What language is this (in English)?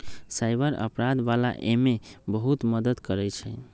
Magahi